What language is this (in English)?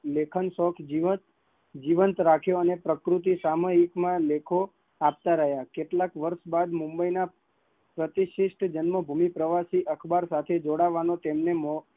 Gujarati